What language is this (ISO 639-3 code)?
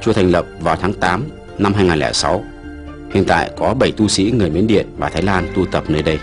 vie